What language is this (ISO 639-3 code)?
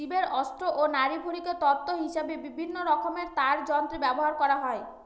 ben